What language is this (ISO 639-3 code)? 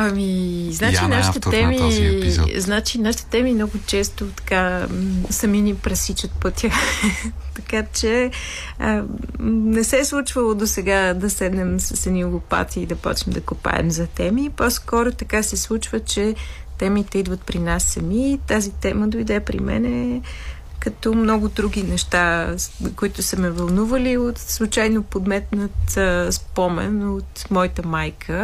bul